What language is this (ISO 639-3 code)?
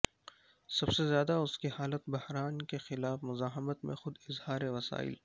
urd